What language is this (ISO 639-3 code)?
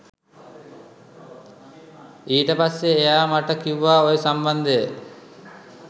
sin